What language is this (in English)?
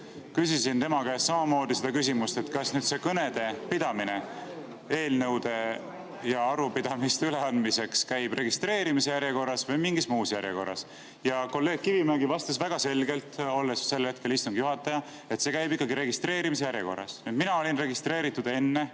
Estonian